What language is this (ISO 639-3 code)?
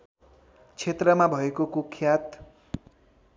nep